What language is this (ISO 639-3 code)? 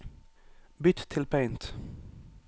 nor